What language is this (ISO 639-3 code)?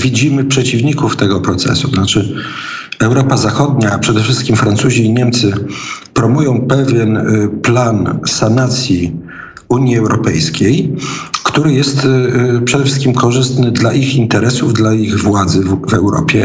pol